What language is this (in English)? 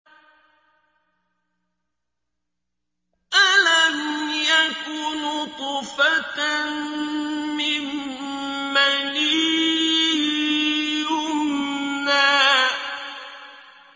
Arabic